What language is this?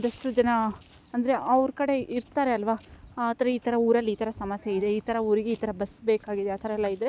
Kannada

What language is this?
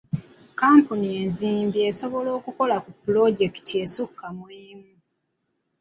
Ganda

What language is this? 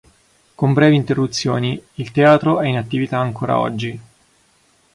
Italian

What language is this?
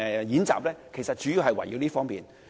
Cantonese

